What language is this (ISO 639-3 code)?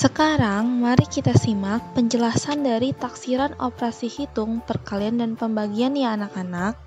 ind